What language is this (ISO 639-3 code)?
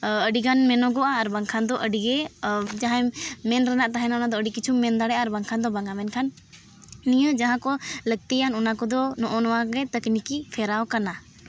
sat